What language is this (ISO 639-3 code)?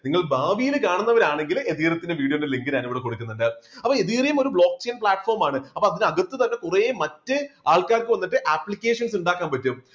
mal